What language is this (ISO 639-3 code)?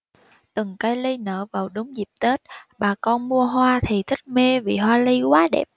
vie